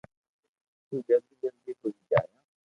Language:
Loarki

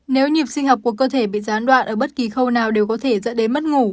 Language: Vietnamese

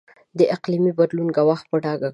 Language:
Pashto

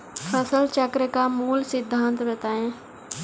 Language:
Hindi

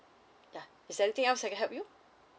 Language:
English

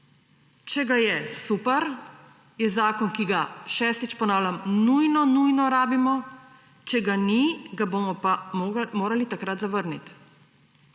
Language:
Slovenian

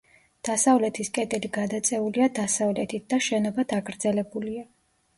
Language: Georgian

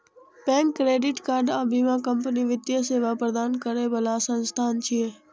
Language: Maithili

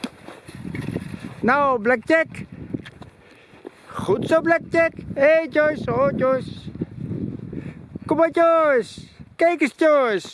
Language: Dutch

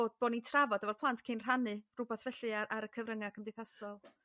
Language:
Welsh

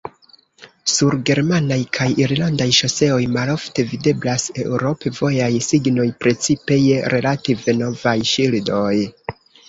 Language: Esperanto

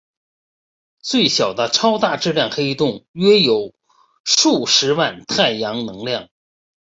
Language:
Chinese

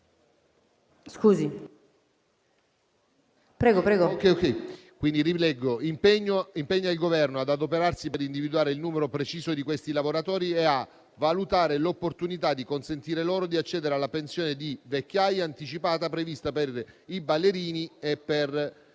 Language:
Italian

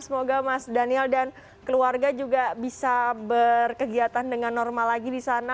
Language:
Indonesian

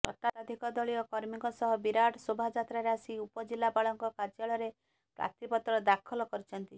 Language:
Odia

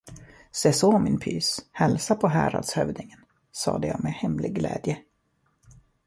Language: Swedish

